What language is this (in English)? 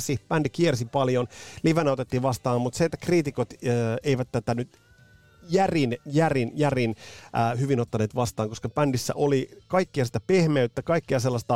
Finnish